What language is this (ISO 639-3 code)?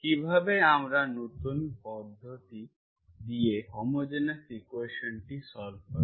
ben